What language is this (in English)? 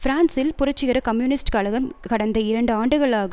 Tamil